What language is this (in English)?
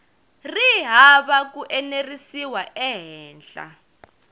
Tsonga